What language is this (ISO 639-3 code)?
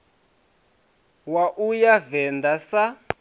ven